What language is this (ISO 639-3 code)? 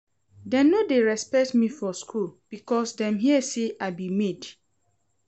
pcm